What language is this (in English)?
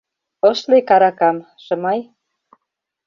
Mari